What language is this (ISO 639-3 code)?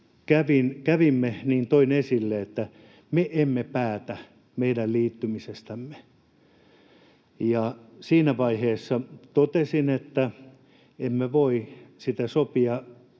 fin